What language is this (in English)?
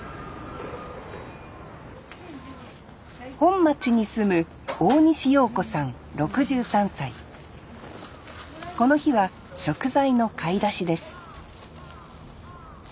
Japanese